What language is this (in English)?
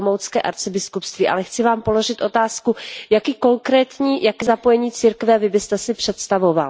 Czech